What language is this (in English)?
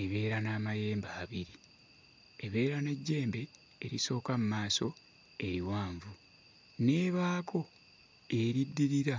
Ganda